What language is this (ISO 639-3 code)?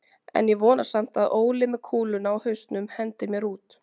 isl